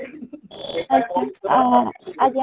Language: Odia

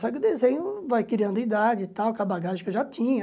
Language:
Portuguese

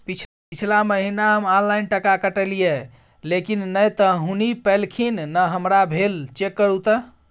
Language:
Maithili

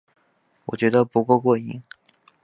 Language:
Chinese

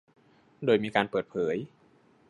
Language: Thai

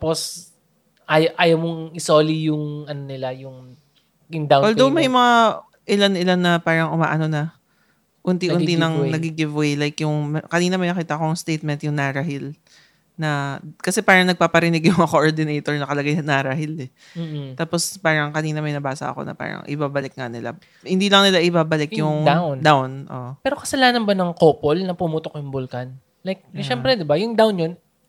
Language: Filipino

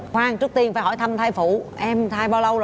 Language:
Vietnamese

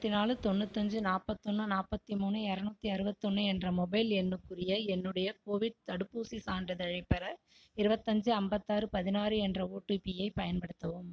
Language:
Tamil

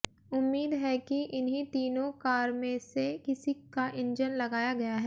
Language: Hindi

